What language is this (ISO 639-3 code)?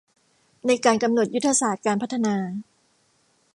tha